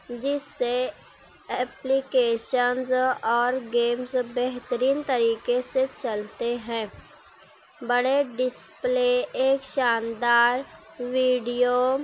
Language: Urdu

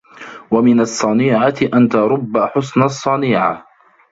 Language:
Arabic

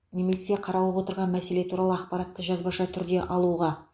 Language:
Kazakh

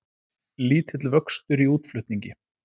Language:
Icelandic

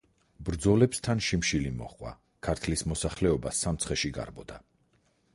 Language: Georgian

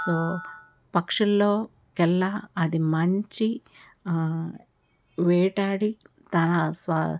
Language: Telugu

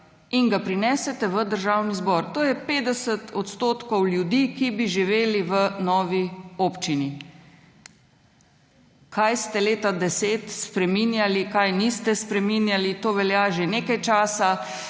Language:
Slovenian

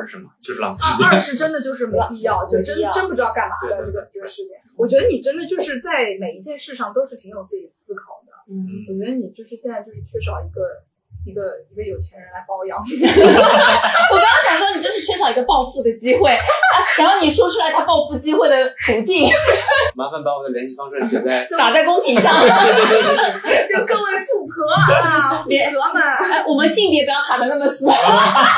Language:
Chinese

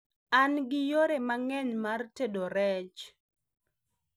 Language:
Luo (Kenya and Tanzania)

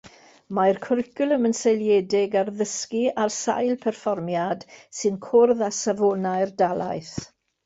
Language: Welsh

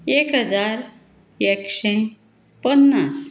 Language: Konkani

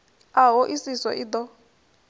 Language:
Venda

